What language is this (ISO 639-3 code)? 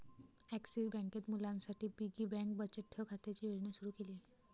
mar